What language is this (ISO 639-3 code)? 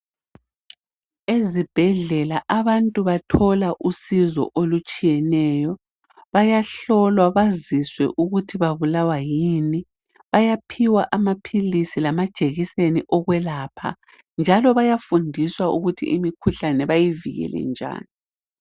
nde